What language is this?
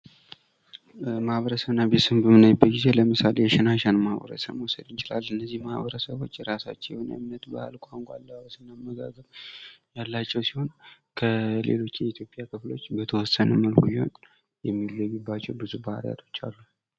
Amharic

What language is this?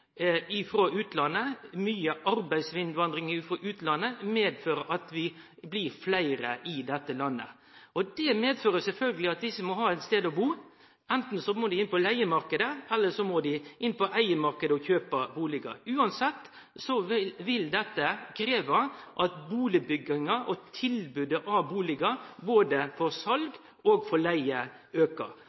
Norwegian Nynorsk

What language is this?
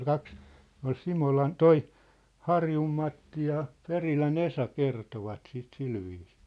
Finnish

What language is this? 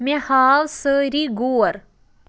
Kashmiri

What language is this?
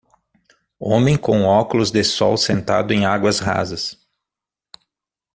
Portuguese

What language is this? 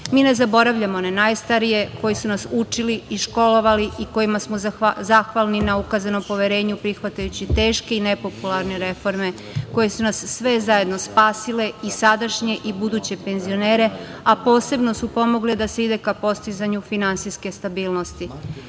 Serbian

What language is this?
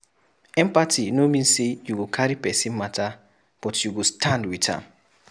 Nigerian Pidgin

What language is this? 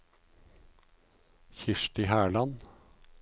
Norwegian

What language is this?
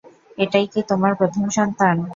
Bangla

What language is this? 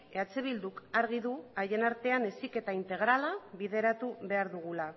Basque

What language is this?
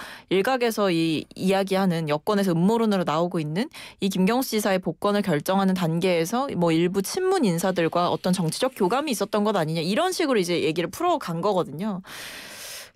Korean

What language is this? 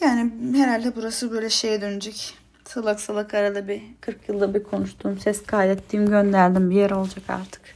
Turkish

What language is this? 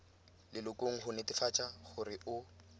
Tswana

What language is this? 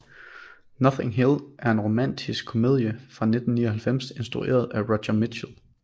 Danish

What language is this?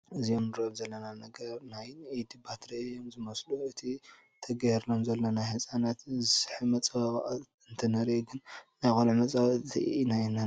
Tigrinya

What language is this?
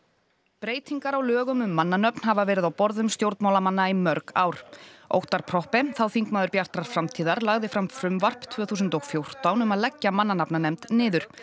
Icelandic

